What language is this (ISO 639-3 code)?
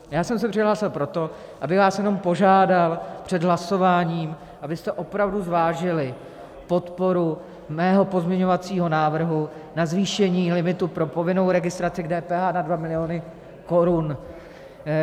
ces